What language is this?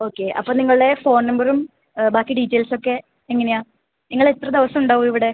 Malayalam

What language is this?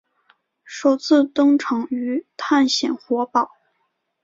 Chinese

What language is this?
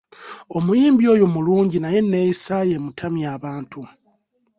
Ganda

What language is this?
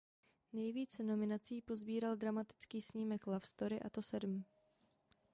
Czech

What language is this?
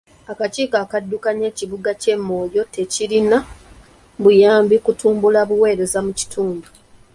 Ganda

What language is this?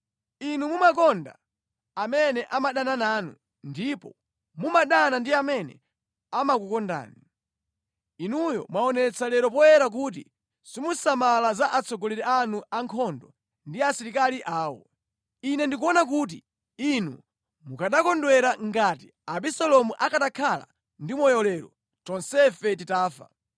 Nyanja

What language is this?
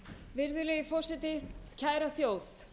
Icelandic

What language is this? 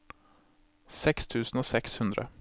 Norwegian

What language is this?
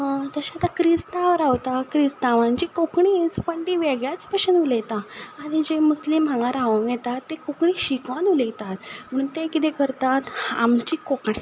Konkani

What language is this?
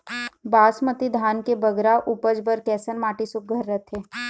Chhattisgarhi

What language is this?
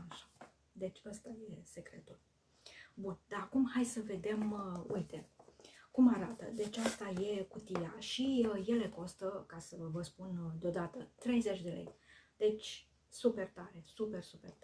Romanian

